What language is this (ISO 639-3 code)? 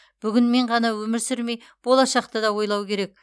kaz